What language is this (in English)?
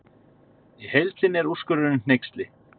Icelandic